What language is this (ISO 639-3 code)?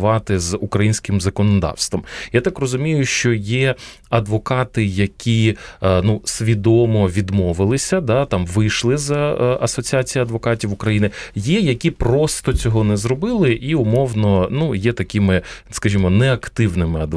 ukr